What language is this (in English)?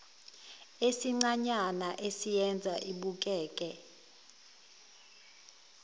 Zulu